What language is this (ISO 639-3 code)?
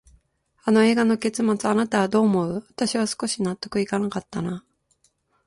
jpn